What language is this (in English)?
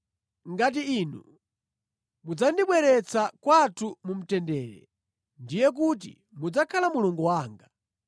Nyanja